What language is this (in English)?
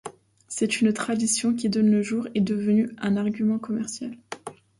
French